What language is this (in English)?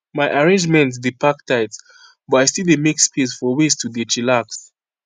Nigerian Pidgin